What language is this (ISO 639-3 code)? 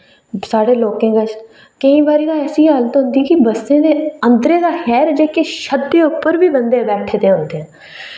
doi